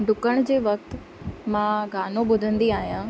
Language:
Sindhi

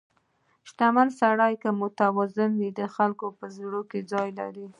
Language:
Pashto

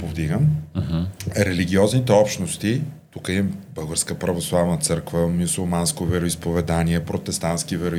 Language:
Bulgarian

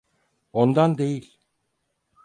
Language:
Turkish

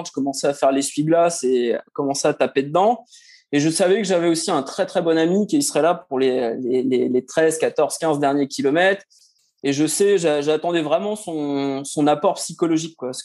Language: French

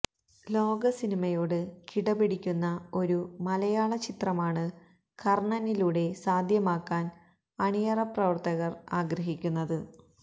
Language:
Malayalam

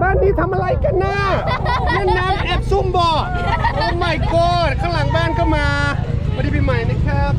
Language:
Thai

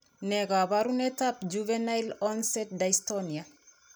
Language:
Kalenjin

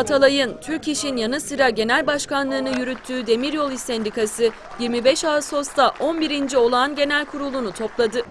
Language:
Turkish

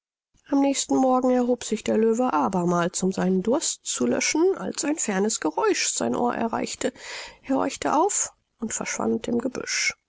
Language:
German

